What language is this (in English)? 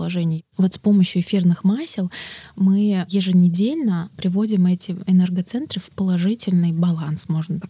Russian